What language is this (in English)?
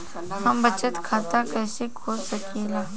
Bhojpuri